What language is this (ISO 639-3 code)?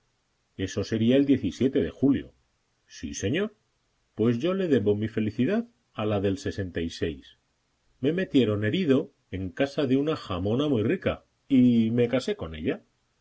spa